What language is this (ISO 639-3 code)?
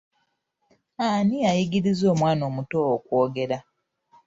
lug